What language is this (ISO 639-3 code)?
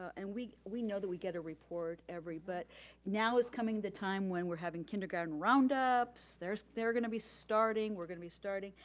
eng